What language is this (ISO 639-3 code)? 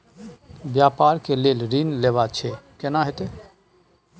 mai